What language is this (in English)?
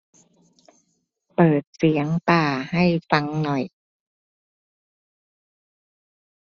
Thai